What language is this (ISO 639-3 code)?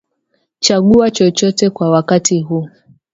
swa